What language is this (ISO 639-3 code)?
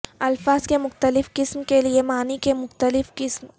urd